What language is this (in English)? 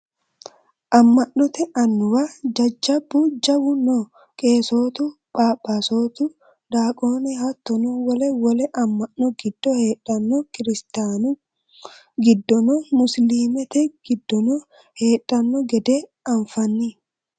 Sidamo